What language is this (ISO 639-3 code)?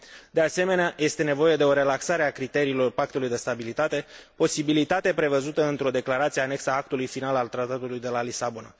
ron